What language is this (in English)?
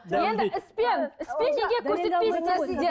Kazakh